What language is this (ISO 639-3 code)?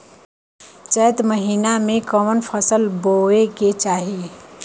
bho